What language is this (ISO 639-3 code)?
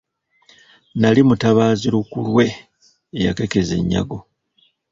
lug